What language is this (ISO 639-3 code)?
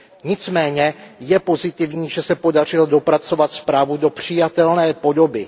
ces